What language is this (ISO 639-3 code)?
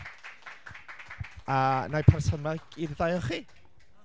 cym